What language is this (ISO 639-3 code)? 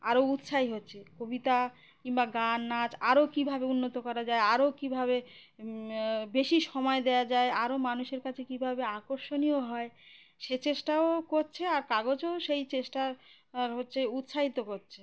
ben